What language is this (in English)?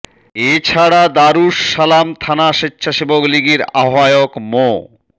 Bangla